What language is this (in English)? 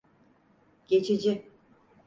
Turkish